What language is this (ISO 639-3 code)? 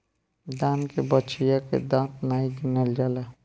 bho